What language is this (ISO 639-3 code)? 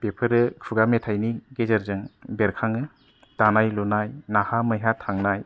brx